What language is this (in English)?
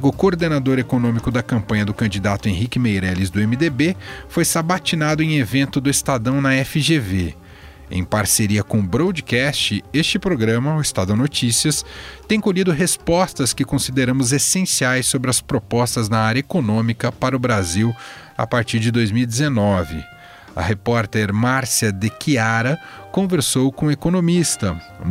Portuguese